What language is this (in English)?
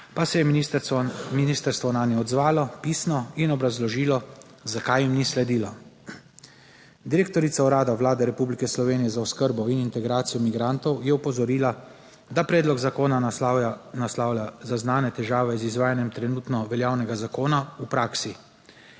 Slovenian